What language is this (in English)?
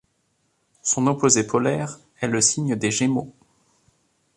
French